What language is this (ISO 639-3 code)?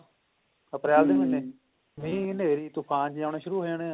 pan